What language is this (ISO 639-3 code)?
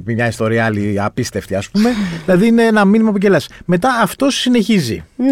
ell